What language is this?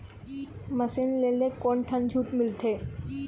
Chhattisgarhi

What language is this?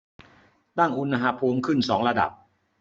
Thai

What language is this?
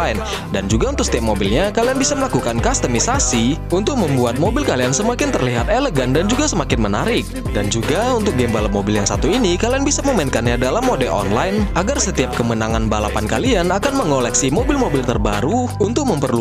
Indonesian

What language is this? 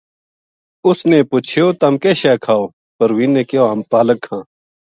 Gujari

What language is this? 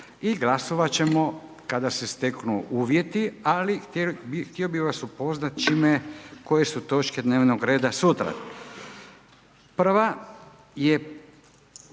Croatian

